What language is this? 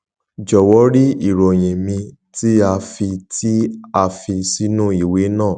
Yoruba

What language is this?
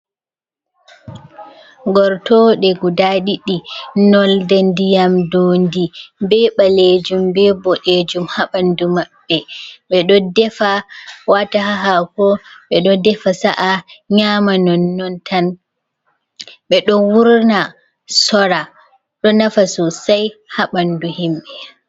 Fula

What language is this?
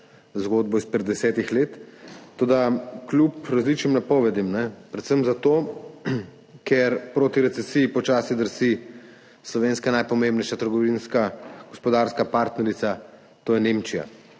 Slovenian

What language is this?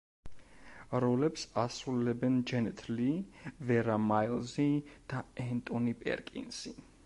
Georgian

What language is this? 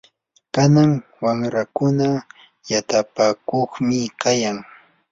Yanahuanca Pasco Quechua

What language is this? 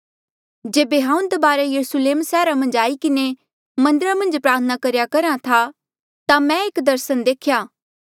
Mandeali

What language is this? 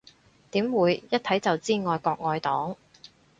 Cantonese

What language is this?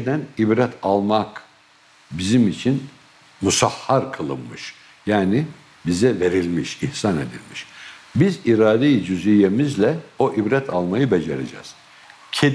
Turkish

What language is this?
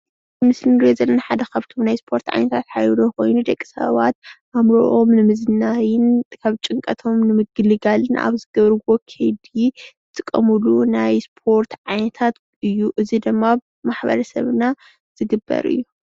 Tigrinya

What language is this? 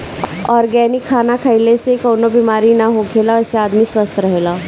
Bhojpuri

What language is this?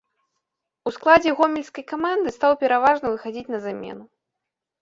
Belarusian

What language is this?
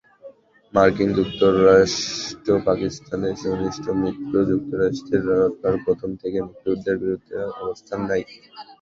Bangla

